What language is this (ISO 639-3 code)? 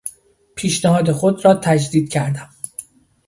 fas